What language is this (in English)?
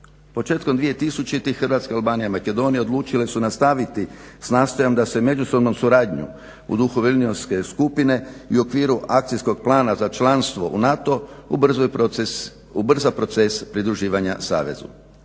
Croatian